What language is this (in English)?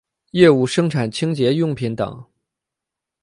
Chinese